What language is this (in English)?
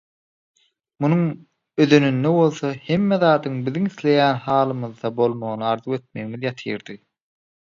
Turkmen